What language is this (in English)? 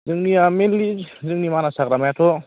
Bodo